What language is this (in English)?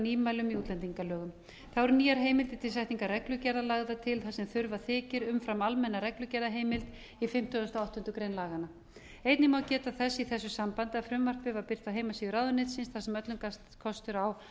Icelandic